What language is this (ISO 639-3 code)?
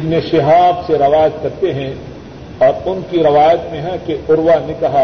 urd